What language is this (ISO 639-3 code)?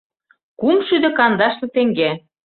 chm